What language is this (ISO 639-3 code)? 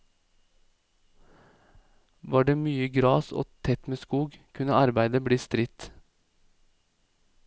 nor